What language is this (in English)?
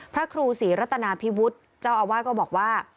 Thai